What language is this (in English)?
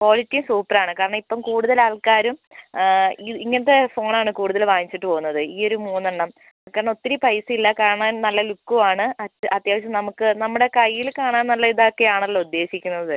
Malayalam